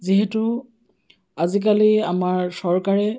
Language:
Assamese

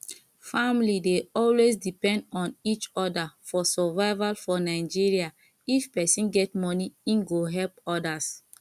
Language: Nigerian Pidgin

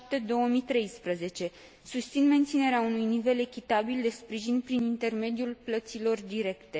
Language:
Romanian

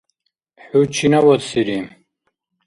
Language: Dargwa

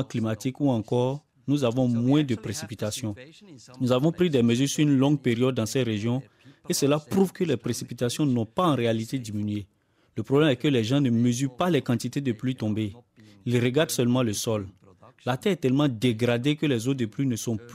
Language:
French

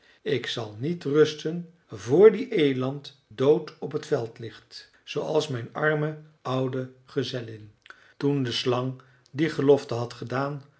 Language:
Dutch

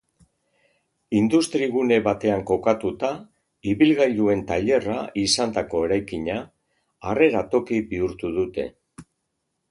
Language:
Basque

